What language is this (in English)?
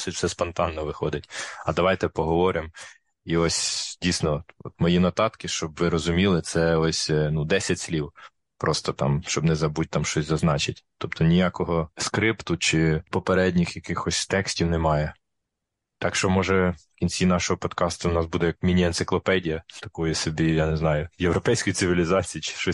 Ukrainian